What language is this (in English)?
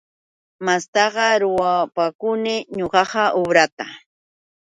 Yauyos Quechua